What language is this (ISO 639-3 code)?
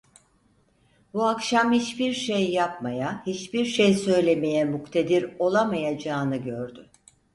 tur